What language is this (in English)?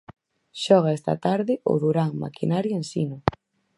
Galician